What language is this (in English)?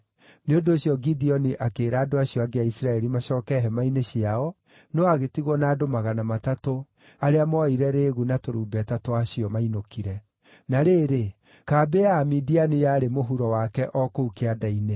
Kikuyu